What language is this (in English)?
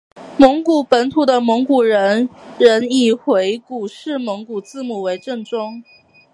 Chinese